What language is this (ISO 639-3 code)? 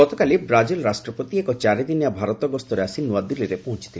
ori